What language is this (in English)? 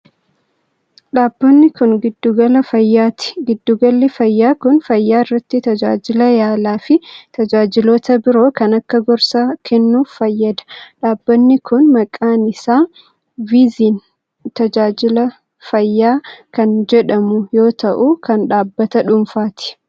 Oromo